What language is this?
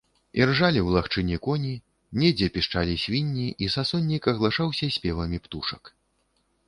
Belarusian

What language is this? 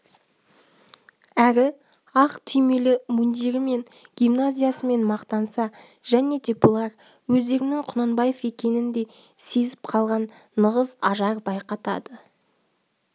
Kazakh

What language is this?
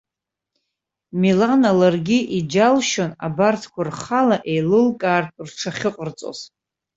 Abkhazian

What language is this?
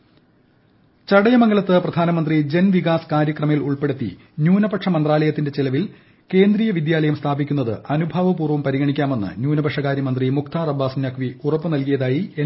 Malayalam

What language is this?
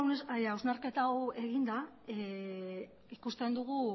Basque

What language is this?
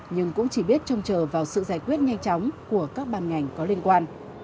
Vietnamese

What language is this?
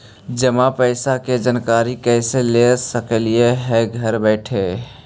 Magahi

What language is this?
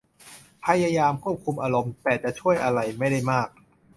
Thai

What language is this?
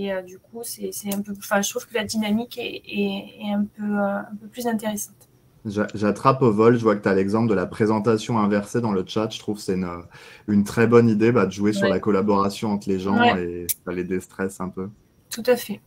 French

